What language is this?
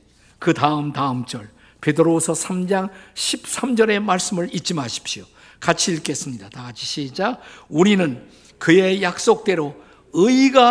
Korean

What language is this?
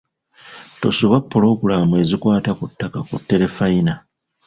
Ganda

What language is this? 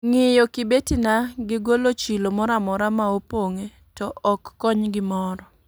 Luo (Kenya and Tanzania)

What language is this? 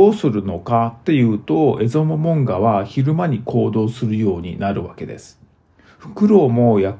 Japanese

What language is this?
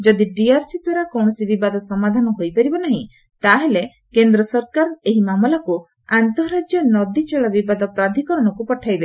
Odia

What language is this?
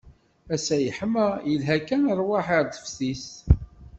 Kabyle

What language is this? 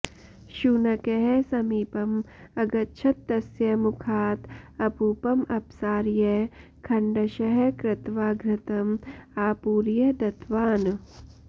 Sanskrit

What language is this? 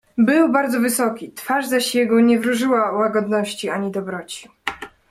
Polish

